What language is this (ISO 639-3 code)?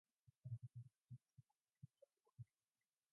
mon